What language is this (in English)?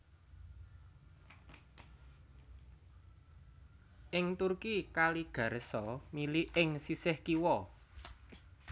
Javanese